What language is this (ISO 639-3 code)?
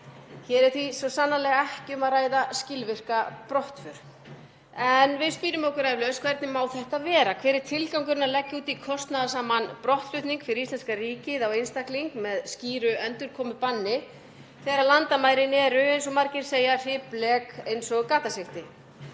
isl